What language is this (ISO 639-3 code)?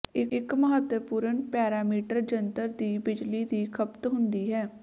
pan